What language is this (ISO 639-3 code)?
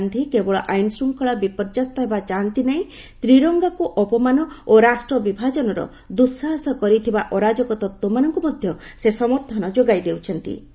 ori